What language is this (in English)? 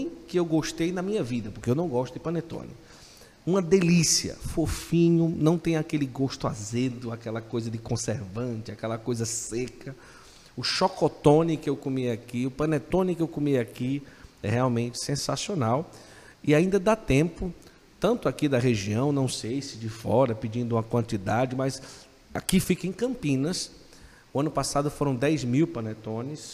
Portuguese